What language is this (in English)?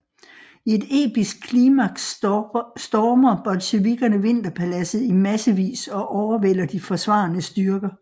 Danish